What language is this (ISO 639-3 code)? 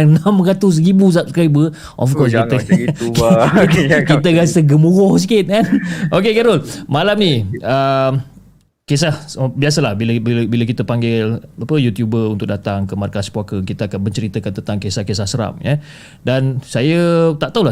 msa